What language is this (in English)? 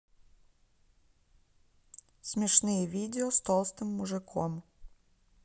Russian